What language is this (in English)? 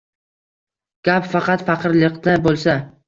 Uzbek